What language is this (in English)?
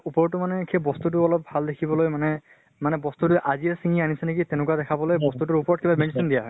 Assamese